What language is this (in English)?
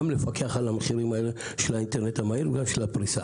Hebrew